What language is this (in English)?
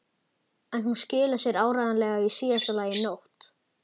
Icelandic